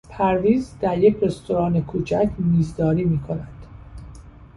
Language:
Persian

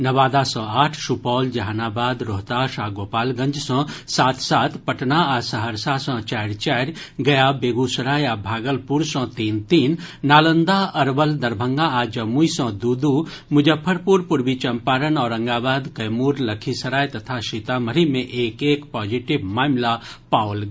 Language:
Maithili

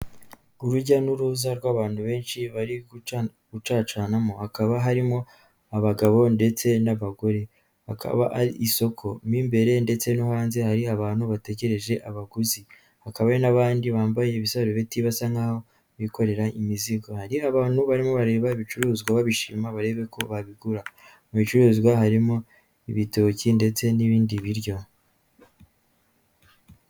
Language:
Kinyarwanda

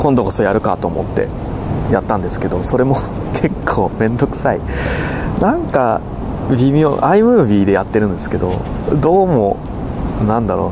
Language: Japanese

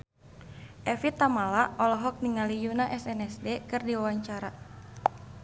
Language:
Sundanese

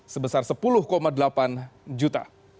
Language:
Indonesian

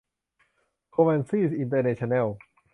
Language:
Thai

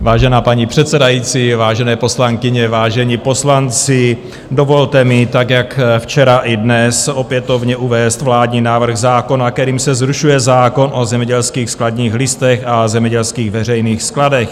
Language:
Czech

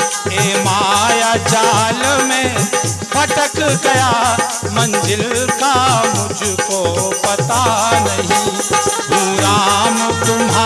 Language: Hindi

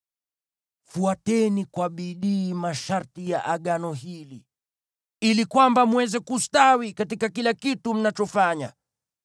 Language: Swahili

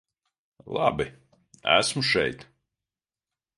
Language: Latvian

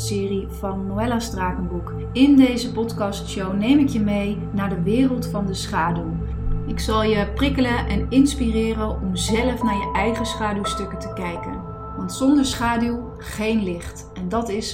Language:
Dutch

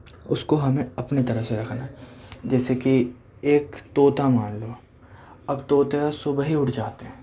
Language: Urdu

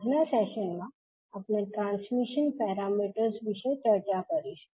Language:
Gujarati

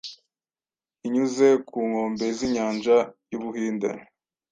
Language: Kinyarwanda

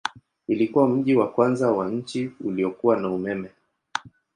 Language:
Swahili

